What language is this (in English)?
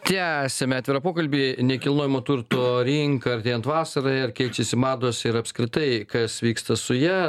Lithuanian